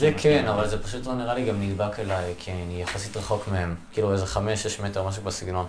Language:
Hebrew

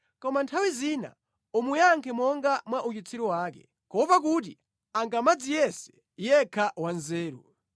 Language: Nyanja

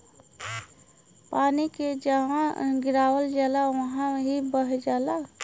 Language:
Bhojpuri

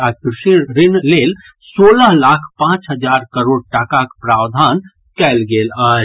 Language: Maithili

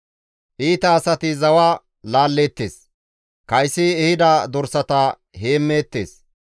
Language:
Gamo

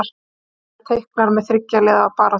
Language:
Icelandic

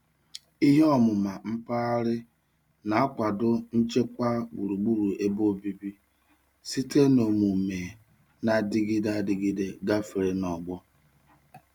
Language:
Igbo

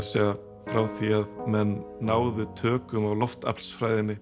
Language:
Icelandic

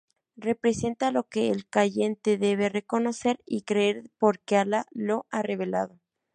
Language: Spanish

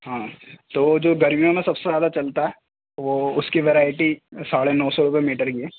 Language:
Urdu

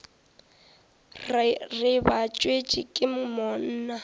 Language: Northern Sotho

